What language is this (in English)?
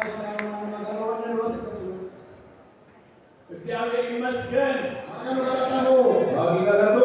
Amharic